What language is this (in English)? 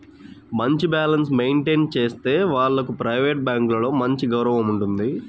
Telugu